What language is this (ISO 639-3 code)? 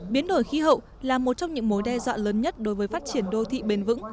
vie